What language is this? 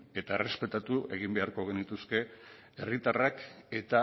Basque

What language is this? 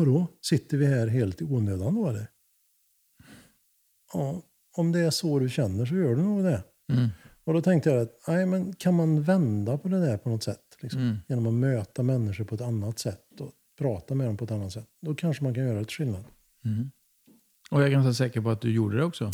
Swedish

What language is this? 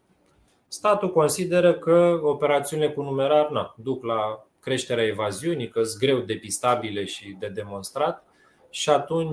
Romanian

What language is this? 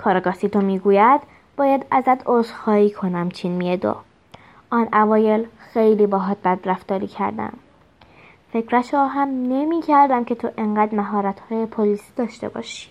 Persian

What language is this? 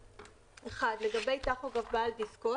Hebrew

